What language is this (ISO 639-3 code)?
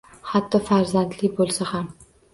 uzb